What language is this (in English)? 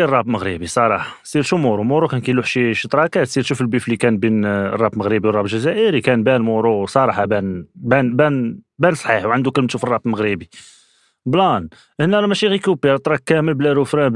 Arabic